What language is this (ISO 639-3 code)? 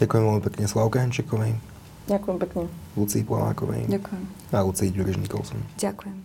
slk